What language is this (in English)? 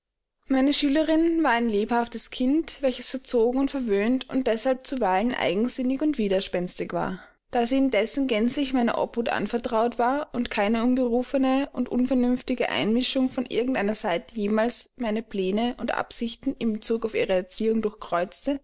German